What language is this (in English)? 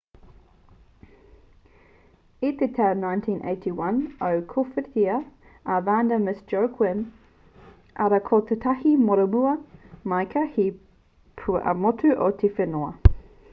Māori